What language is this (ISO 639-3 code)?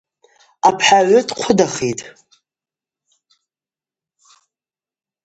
abq